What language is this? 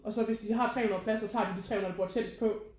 Danish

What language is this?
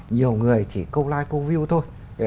Vietnamese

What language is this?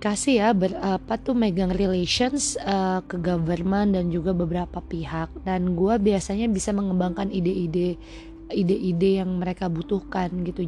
Indonesian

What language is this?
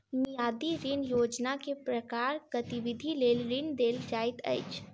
Maithili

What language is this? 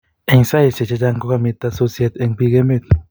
Kalenjin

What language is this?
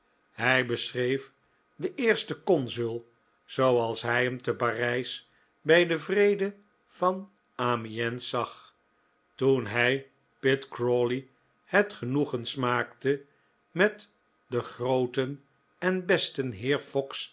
Dutch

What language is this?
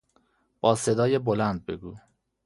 Persian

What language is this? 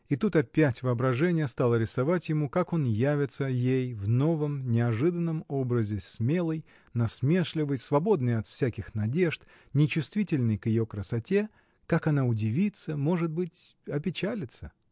Russian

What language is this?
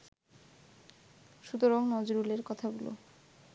Bangla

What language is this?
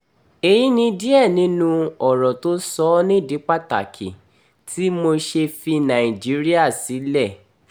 Yoruba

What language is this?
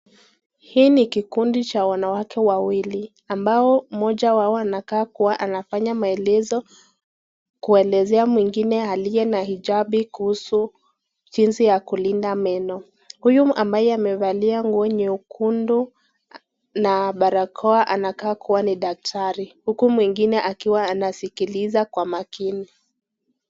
Swahili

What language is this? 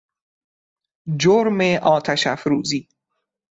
Persian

